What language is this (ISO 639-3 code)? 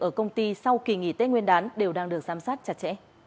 vie